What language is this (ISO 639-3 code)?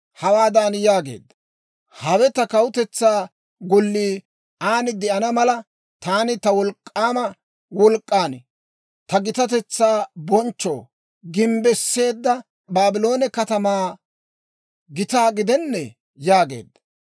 dwr